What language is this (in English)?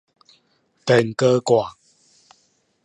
Min Nan Chinese